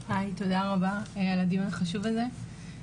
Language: Hebrew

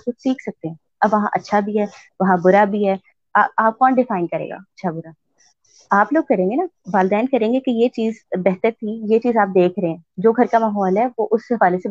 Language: Urdu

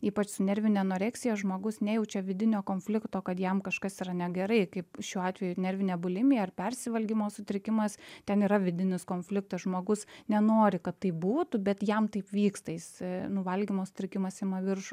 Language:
Lithuanian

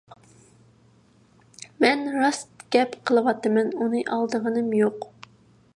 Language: Uyghur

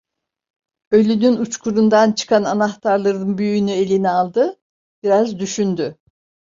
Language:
Turkish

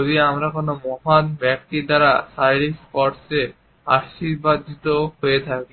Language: Bangla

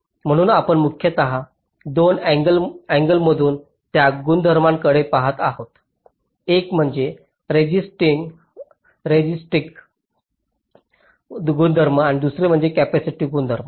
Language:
Marathi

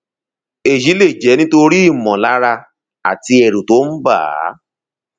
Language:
Yoruba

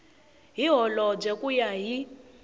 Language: Tsonga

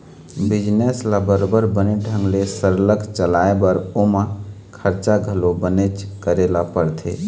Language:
Chhattisgarhi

